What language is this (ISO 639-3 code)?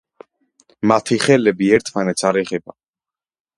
kat